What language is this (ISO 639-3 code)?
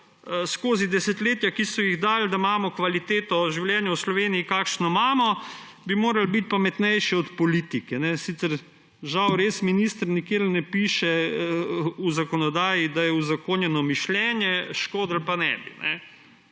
slv